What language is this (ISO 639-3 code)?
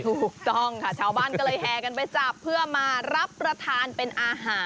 tha